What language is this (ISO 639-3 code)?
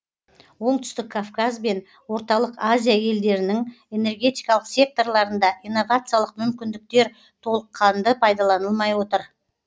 kaz